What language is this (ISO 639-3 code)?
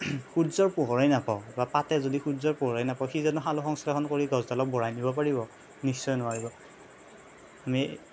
asm